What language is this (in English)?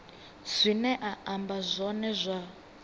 Venda